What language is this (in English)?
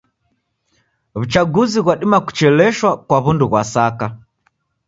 Taita